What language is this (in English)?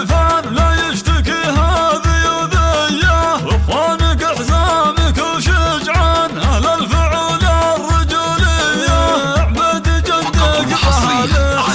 Arabic